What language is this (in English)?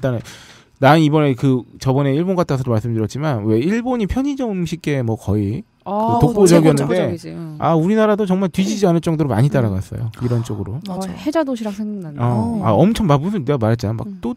Korean